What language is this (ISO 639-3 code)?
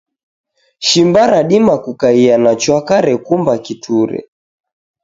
dav